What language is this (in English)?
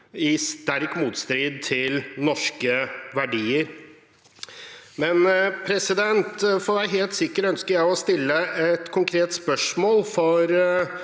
Norwegian